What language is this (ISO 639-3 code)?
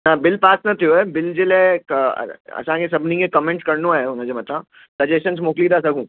snd